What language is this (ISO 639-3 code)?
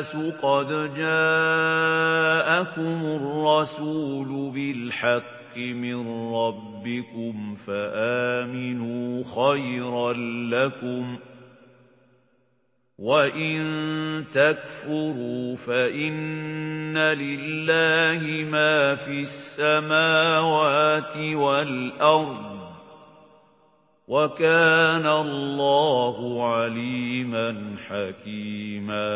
ara